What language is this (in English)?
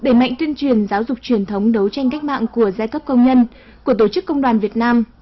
Vietnamese